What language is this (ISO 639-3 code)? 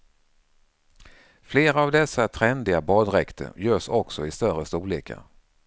swe